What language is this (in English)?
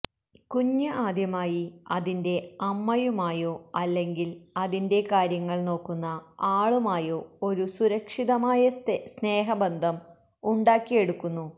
Malayalam